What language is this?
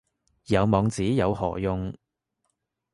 Cantonese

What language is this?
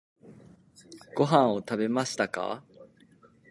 Japanese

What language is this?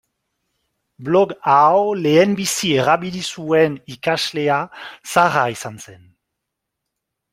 Basque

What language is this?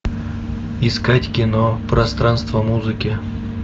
Russian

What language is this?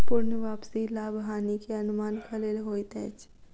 Maithili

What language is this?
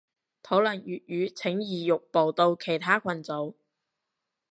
Cantonese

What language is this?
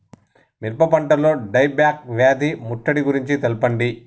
Telugu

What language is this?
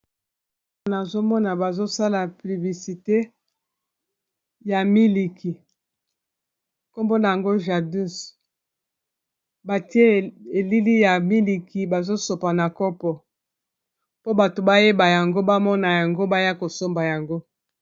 Lingala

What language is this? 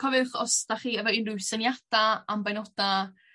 Welsh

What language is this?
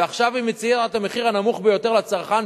Hebrew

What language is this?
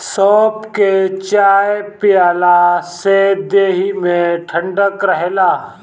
Bhojpuri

